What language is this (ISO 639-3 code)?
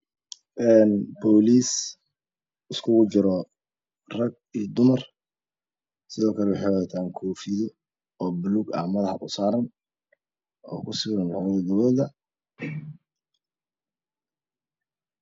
som